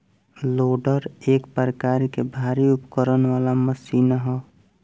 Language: Bhojpuri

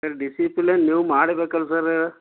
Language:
Kannada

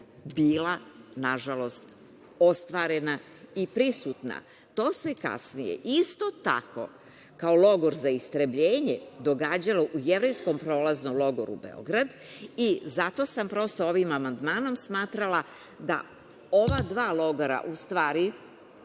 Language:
Serbian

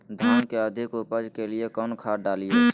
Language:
Magahi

